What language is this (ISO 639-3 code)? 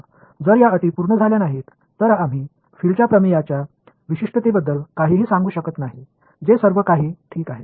mar